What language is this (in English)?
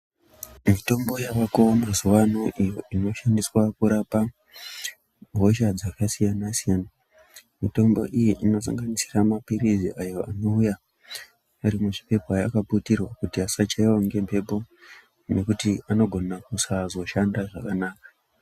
Ndau